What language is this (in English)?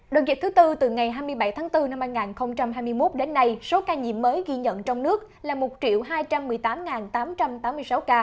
Vietnamese